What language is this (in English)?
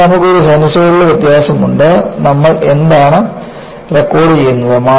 Malayalam